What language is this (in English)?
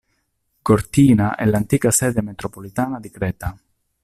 Italian